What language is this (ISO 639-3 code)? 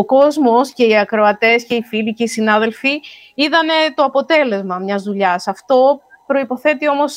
ell